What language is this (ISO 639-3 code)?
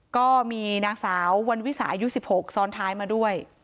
tha